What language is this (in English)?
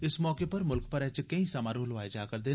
Dogri